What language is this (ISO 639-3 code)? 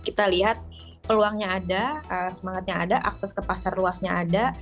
ind